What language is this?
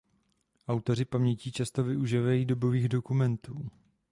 Czech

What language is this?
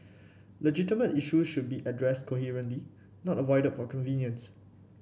English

